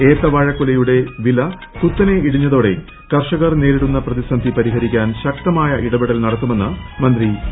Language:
Malayalam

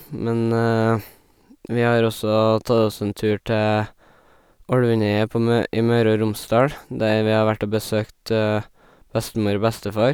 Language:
Norwegian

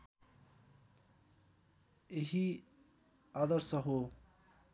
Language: Nepali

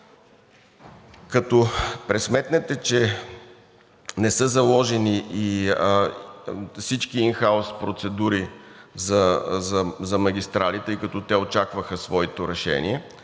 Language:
Bulgarian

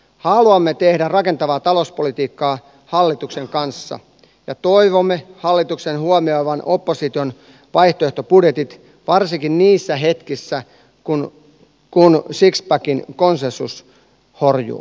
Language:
Finnish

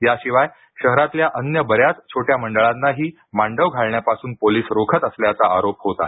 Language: Marathi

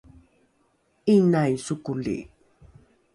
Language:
Rukai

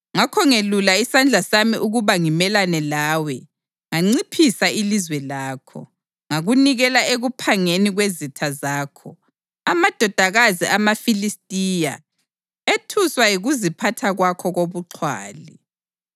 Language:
North Ndebele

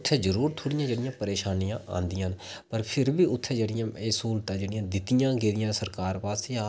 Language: Dogri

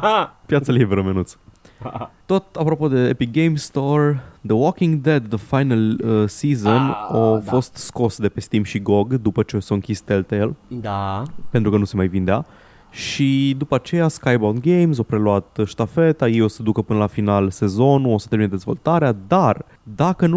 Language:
Romanian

